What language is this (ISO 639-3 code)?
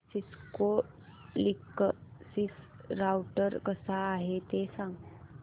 mar